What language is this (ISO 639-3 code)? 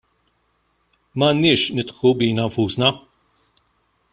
mlt